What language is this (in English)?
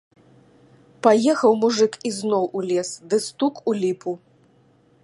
Belarusian